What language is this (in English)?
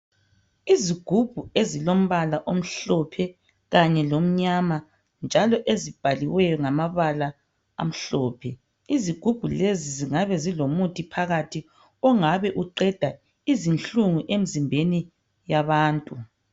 North Ndebele